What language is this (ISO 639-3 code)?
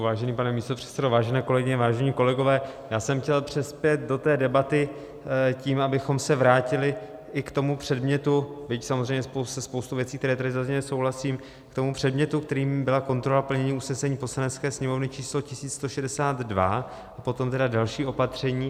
ces